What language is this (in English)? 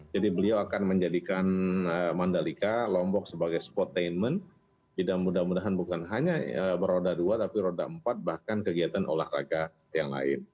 Indonesian